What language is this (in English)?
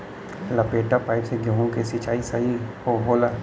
Bhojpuri